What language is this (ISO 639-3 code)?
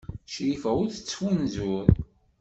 kab